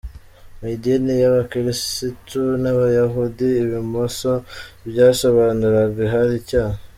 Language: Kinyarwanda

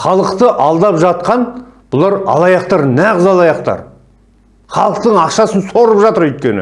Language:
Turkish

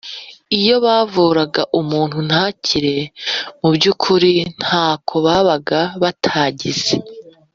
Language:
Kinyarwanda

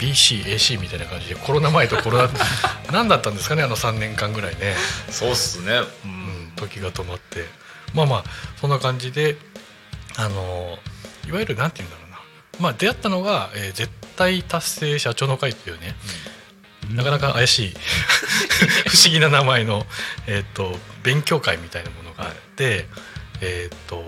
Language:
Japanese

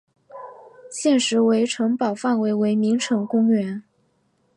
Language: Chinese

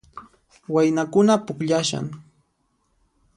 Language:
Puno Quechua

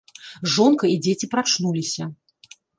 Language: Belarusian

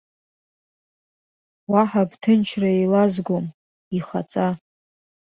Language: Abkhazian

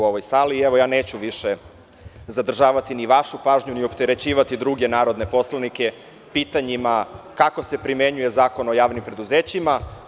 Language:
Serbian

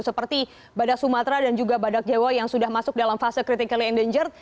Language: Indonesian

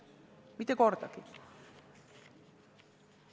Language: Estonian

